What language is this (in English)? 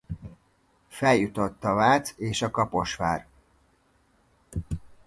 Hungarian